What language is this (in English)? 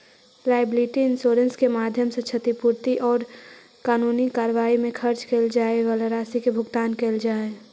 Magahi